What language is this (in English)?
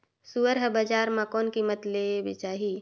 Chhattisgarhi